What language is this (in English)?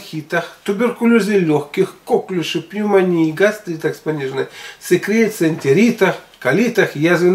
Russian